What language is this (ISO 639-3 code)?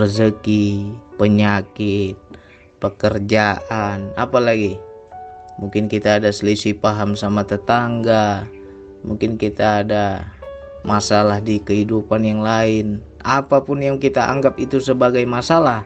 ind